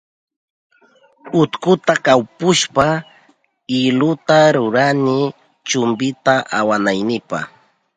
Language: Southern Pastaza Quechua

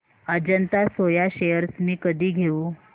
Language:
Marathi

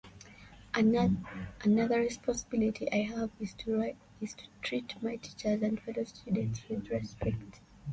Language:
English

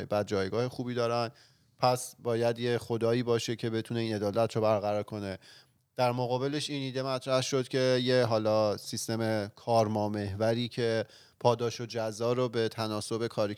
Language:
Persian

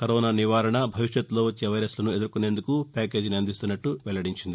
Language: Telugu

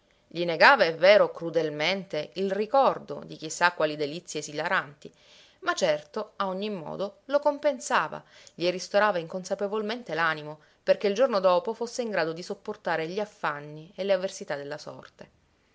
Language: Italian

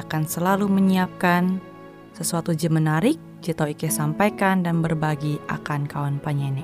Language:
Indonesian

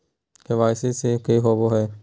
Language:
Magahi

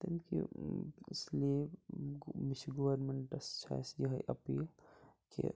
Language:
Kashmiri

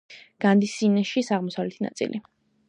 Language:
Georgian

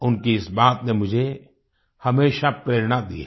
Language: Hindi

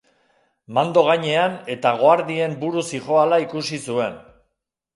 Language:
Basque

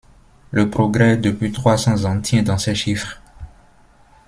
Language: French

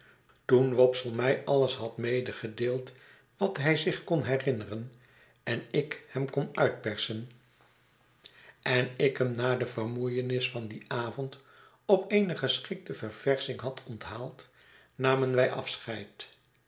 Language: Dutch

